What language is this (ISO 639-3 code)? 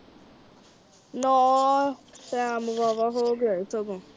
pan